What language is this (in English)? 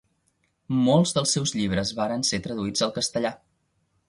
Catalan